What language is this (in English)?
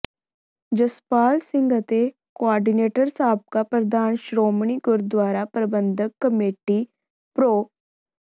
Punjabi